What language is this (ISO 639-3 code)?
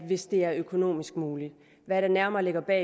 dan